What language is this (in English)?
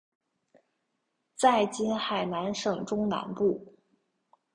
Chinese